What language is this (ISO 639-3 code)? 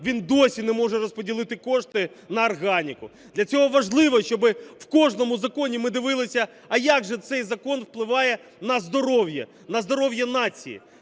ukr